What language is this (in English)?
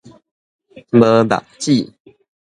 Min Nan Chinese